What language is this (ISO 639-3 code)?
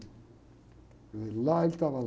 por